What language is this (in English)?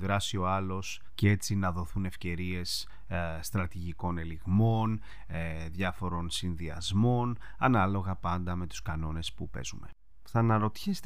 Greek